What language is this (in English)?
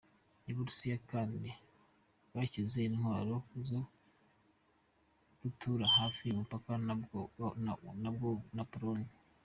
Kinyarwanda